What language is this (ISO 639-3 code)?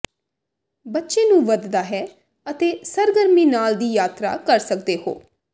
pan